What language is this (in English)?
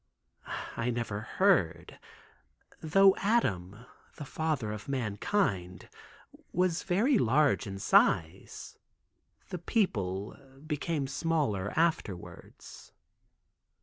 English